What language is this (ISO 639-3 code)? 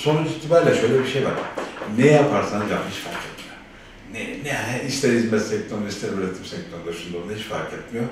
tur